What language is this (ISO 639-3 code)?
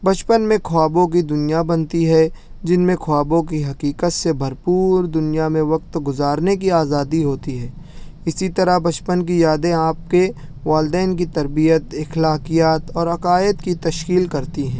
urd